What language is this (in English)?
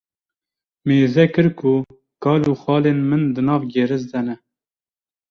Kurdish